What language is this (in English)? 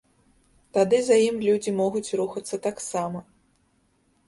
Belarusian